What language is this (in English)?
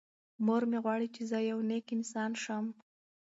Pashto